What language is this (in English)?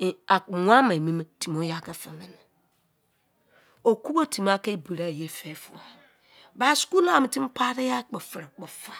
Izon